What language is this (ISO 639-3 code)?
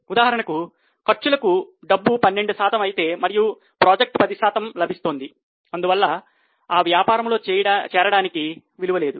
tel